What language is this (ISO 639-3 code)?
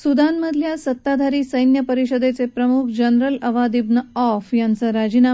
mar